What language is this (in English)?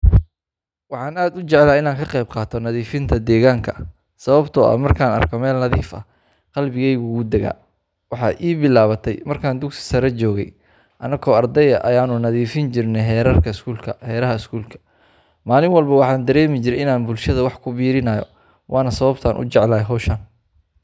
Somali